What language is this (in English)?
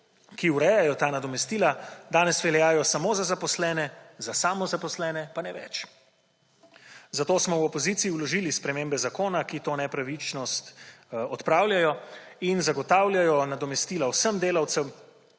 Slovenian